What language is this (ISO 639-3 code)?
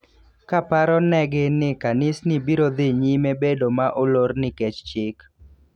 luo